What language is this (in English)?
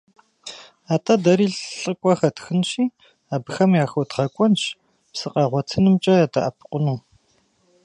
Kabardian